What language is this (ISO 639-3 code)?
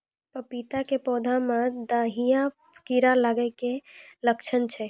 mai